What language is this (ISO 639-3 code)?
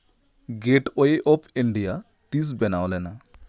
sat